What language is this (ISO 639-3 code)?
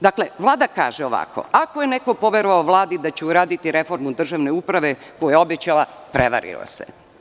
srp